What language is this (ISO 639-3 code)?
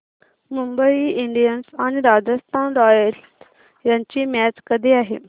mar